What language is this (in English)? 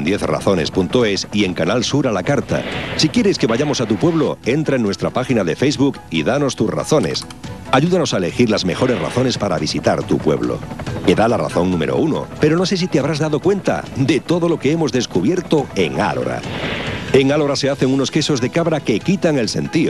Spanish